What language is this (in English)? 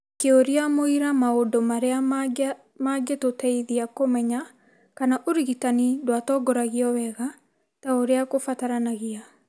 Kikuyu